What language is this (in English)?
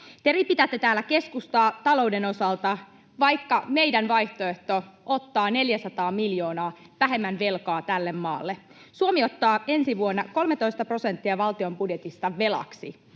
Finnish